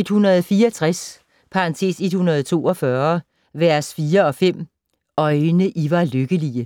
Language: Danish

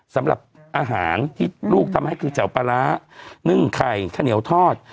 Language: Thai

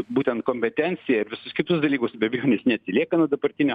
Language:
Lithuanian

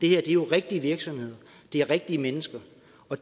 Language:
Danish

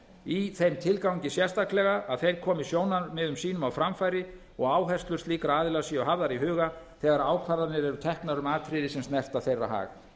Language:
Icelandic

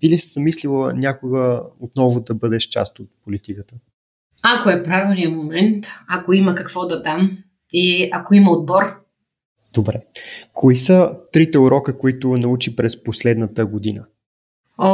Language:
Bulgarian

